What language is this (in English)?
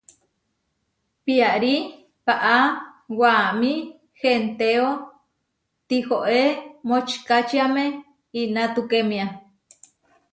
Huarijio